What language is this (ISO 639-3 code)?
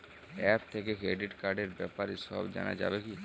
ben